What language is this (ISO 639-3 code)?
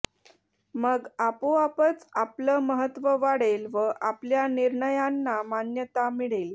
mar